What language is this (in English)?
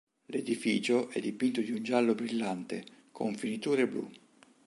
Italian